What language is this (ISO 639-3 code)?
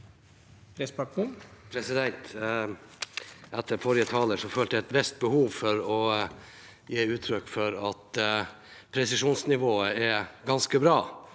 nor